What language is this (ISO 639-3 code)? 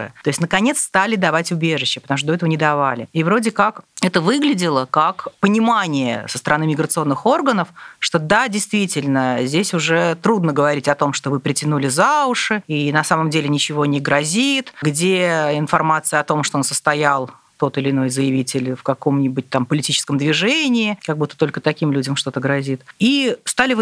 rus